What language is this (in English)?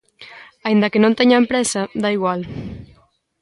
Galician